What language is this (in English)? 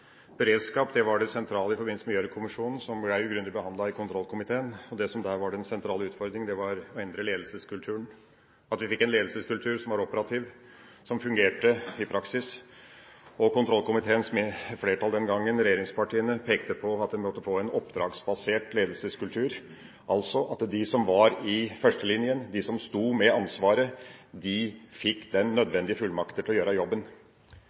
Norwegian Bokmål